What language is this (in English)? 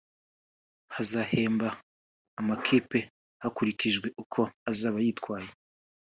Kinyarwanda